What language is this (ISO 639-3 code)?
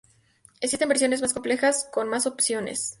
spa